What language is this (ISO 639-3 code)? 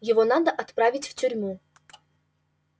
rus